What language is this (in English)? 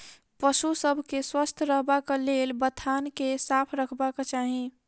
Maithili